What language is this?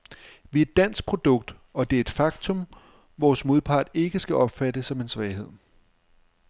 Danish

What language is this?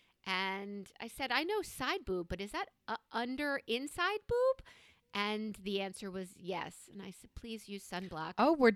English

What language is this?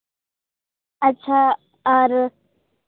Santali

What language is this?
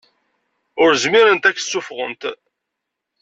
Kabyle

